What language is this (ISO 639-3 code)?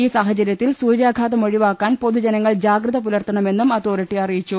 mal